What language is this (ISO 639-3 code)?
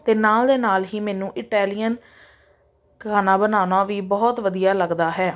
pan